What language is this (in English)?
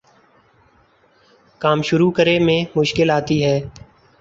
Urdu